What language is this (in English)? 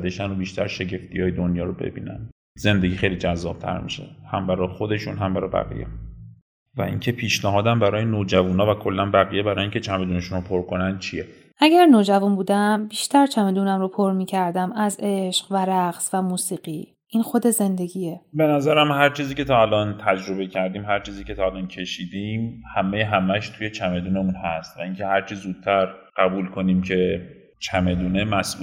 Persian